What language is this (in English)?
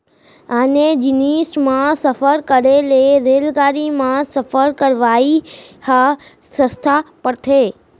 Chhattisgarhi